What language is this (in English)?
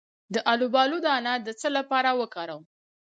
Pashto